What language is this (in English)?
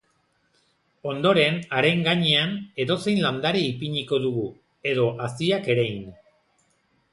Basque